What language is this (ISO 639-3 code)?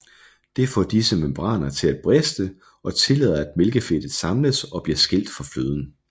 dan